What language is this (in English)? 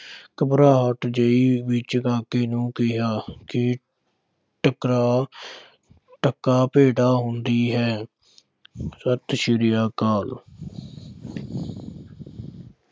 Punjabi